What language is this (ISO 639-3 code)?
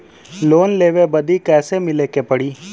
bho